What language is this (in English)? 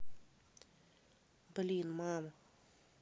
Russian